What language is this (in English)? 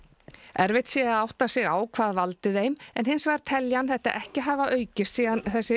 Icelandic